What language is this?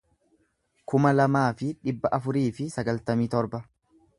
Oromo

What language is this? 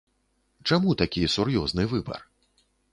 Belarusian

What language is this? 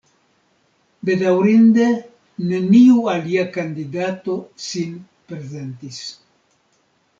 Esperanto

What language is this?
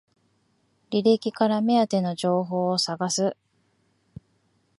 Japanese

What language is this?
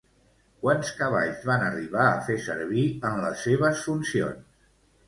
Catalan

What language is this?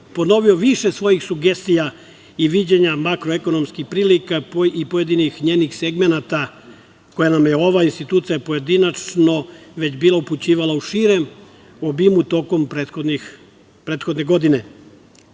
Serbian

